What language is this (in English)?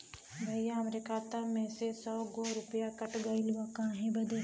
Bhojpuri